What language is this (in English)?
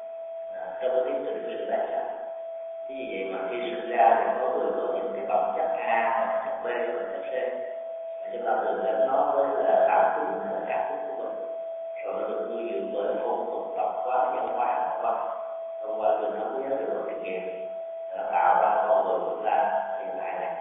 Vietnamese